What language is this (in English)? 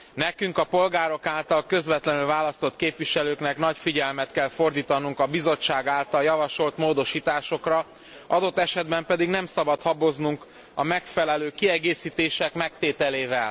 Hungarian